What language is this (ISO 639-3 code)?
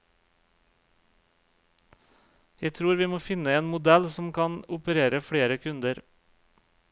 nor